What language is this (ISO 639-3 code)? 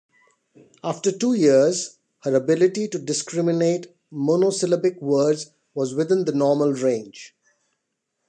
eng